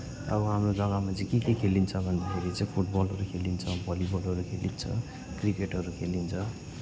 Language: Nepali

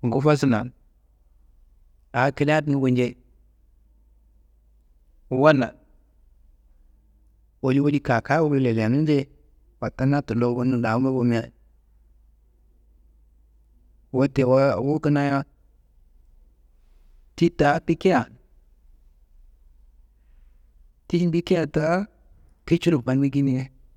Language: Kanembu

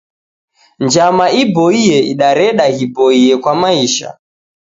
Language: Taita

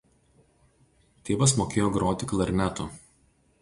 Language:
Lithuanian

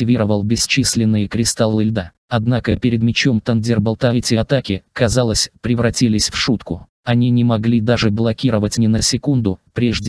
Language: Russian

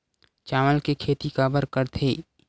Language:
Chhattisgarhi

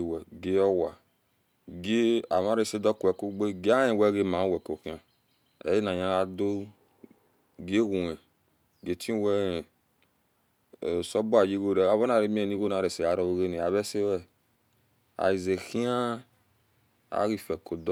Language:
Esan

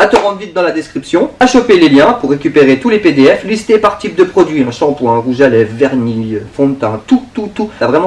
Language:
French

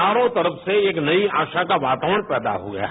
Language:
Hindi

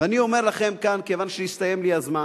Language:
Hebrew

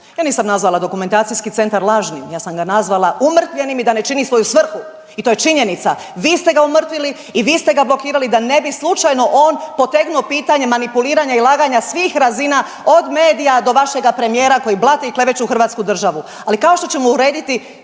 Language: Croatian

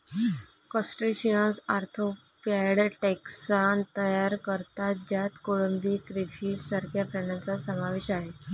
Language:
Marathi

